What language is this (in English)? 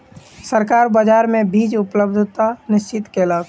Maithili